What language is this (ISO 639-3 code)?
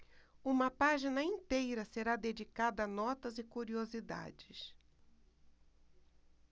por